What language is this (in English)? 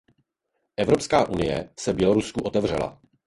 Czech